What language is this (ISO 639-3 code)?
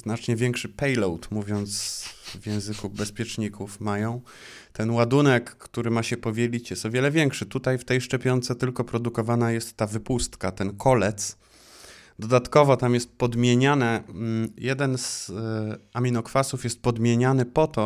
pol